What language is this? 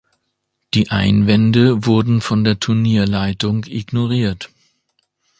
German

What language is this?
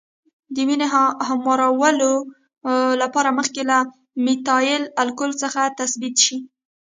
Pashto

